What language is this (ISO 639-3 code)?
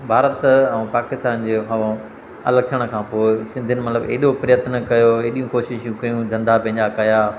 snd